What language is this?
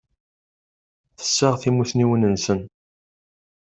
Kabyle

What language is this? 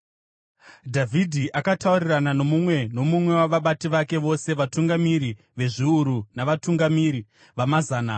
Shona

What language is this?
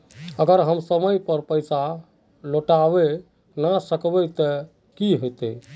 Magahi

